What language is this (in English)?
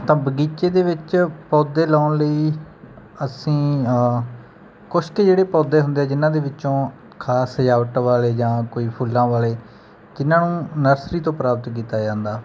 Punjabi